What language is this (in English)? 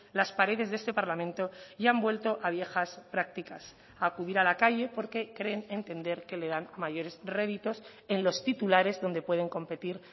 Spanish